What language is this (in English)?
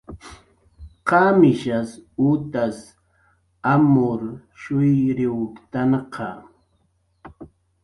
Jaqaru